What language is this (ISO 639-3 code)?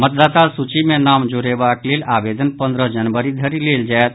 mai